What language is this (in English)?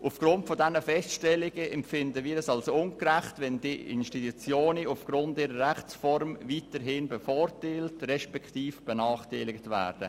Swiss German